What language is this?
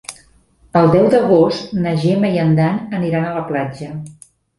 Catalan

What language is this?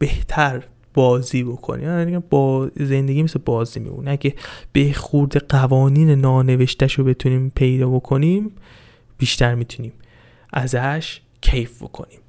Persian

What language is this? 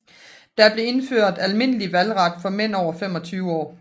Danish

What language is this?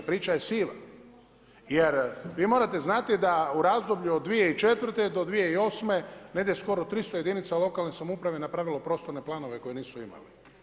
Croatian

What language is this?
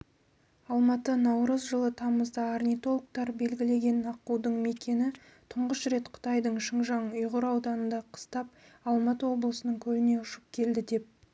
Kazakh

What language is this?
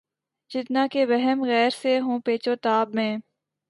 Urdu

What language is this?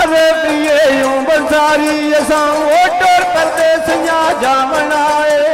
Punjabi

